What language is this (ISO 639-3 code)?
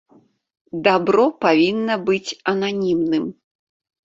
bel